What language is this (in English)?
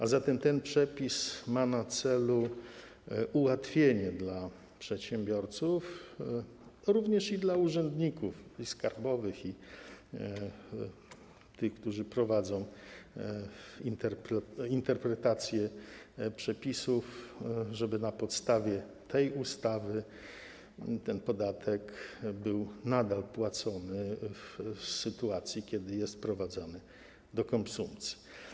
Polish